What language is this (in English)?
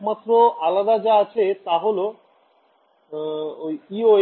Bangla